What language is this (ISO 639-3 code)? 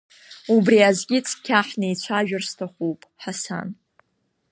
abk